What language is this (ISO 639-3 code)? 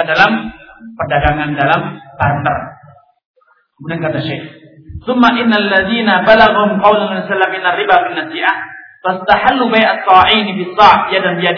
msa